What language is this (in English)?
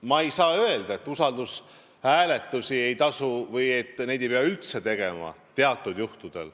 Estonian